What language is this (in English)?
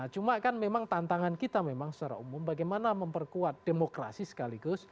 Indonesian